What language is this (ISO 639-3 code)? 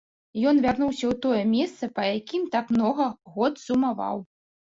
bel